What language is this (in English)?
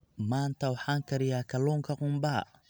Somali